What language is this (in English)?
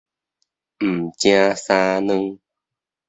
Min Nan Chinese